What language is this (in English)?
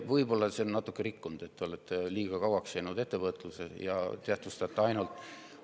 Estonian